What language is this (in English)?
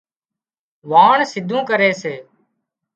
Wadiyara Koli